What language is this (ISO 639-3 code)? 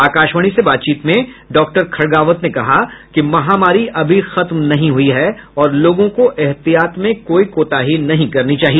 hin